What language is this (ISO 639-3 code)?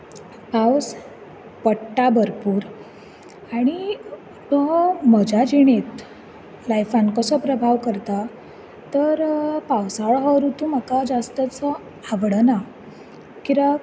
kok